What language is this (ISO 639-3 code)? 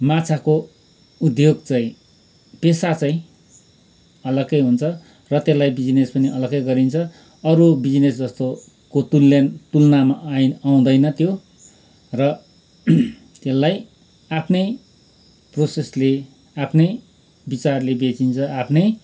nep